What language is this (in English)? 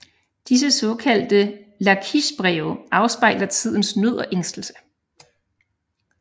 Danish